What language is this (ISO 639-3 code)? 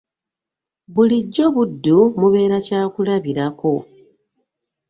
lug